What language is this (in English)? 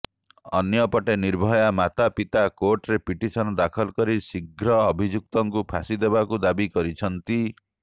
Odia